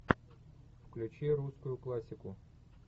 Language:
Russian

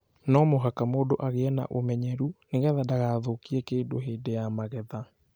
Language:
Kikuyu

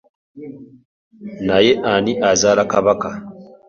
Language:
Ganda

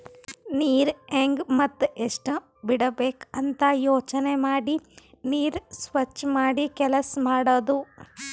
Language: Kannada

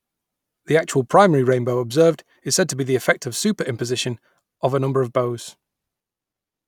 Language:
English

